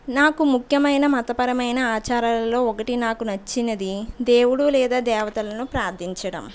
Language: Telugu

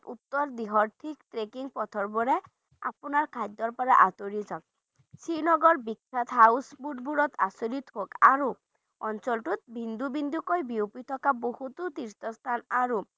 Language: Bangla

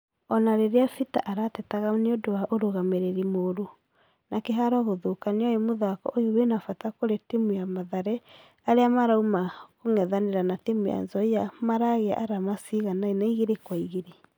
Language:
Kikuyu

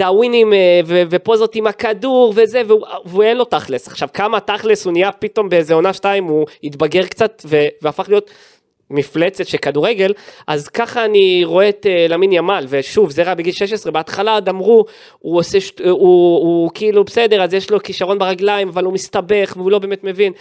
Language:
Hebrew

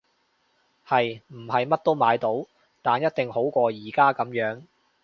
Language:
Cantonese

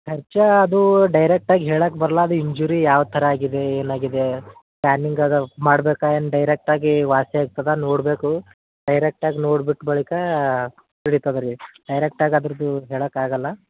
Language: Kannada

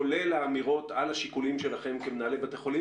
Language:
Hebrew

